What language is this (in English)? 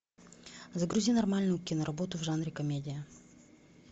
Russian